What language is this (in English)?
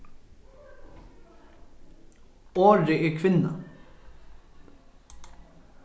Faroese